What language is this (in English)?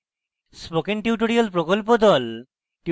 Bangla